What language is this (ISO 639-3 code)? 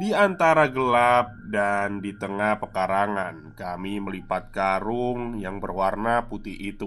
ind